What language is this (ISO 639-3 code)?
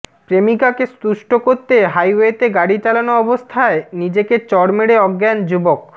ben